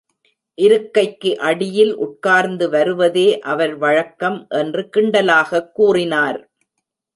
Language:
Tamil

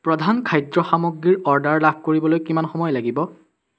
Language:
Assamese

